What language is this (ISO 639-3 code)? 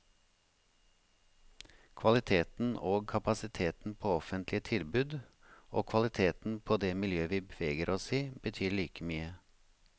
nor